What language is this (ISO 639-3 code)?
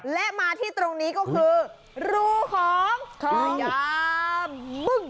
tha